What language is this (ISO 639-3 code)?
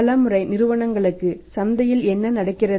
tam